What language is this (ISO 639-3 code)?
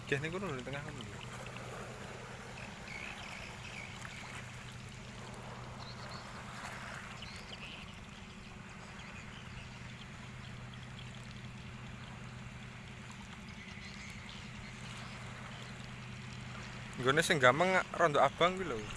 ind